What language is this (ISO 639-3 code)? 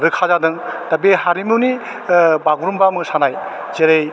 brx